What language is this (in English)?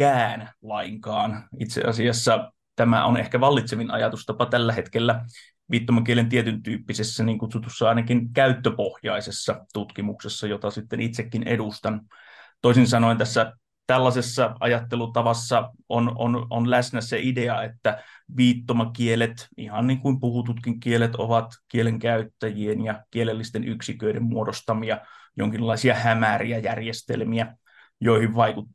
Finnish